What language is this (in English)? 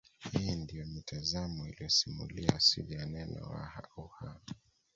Swahili